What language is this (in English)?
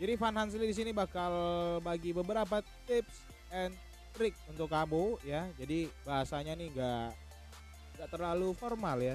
Indonesian